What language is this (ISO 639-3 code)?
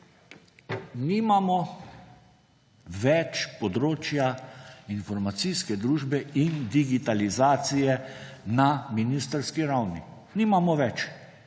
slv